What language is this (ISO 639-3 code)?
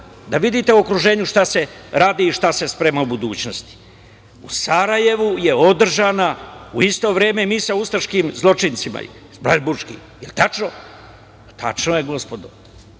srp